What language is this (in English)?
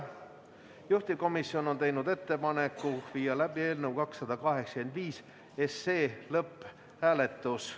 Estonian